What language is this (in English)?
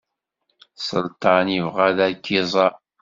Kabyle